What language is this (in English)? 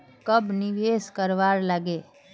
Magahi